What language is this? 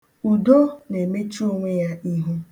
Igbo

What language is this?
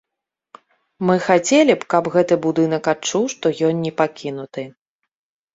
Belarusian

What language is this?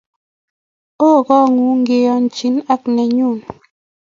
Kalenjin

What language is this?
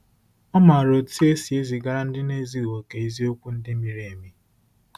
Igbo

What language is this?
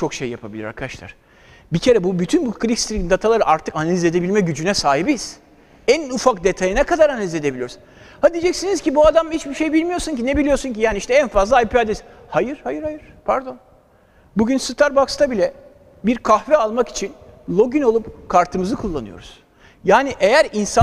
Turkish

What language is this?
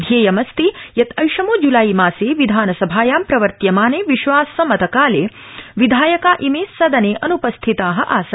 Sanskrit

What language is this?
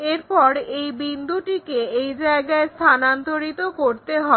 Bangla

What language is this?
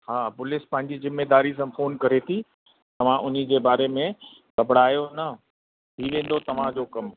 Sindhi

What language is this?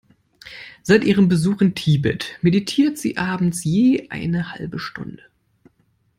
German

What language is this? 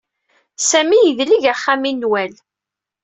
Kabyle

